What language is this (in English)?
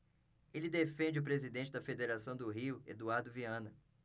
Portuguese